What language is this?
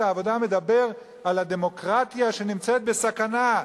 Hebrew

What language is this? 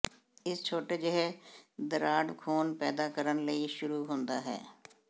Punjabi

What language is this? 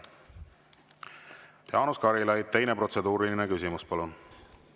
Estonian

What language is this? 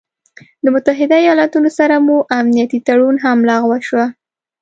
Pashto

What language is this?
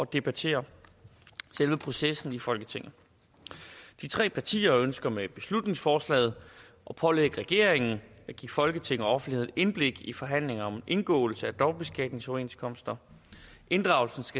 Danish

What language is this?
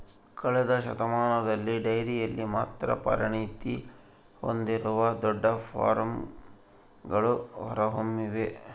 Kannada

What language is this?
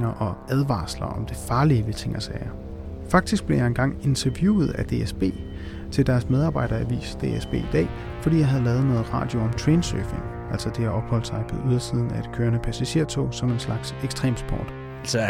Danish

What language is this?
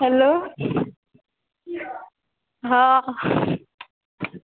Maithili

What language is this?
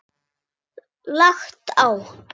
Icelandic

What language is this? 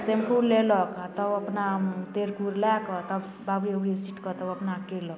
Maithili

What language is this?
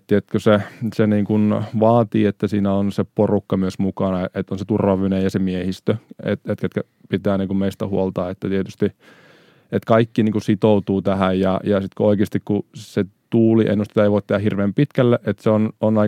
Finnish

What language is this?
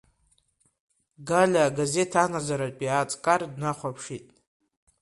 Abkhazian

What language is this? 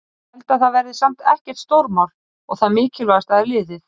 Icelandic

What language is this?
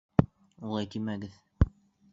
Bashkir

